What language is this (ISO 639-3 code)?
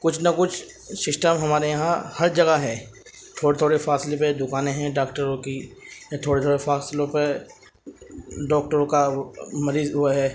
urd